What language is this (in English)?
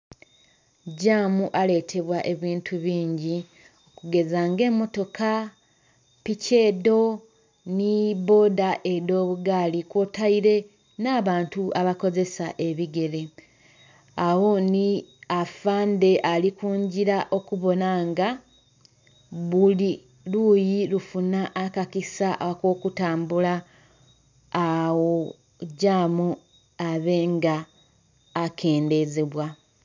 Soga